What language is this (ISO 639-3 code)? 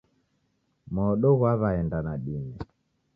dav